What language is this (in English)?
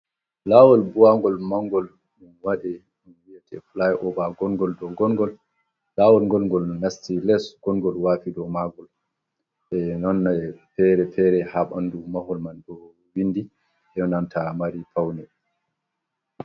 Fula